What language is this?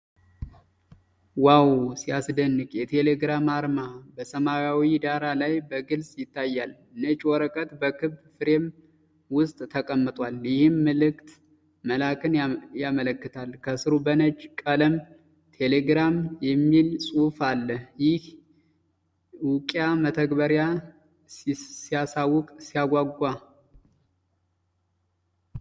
Amharic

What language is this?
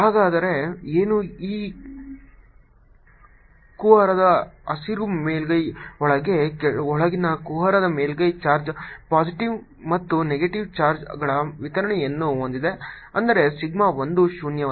Kannada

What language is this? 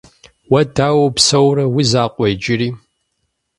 Kabardian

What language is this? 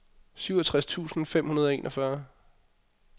Danish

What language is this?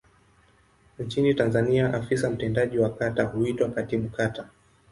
Swahili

